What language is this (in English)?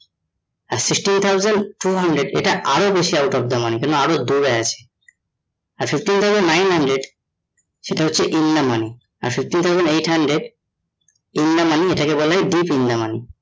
Bangla